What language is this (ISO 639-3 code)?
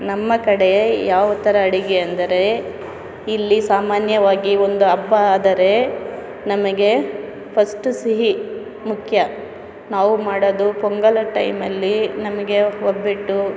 kan